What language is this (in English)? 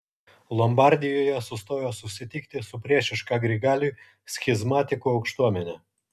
Lithuanian